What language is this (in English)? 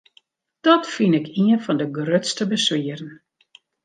Western Frisian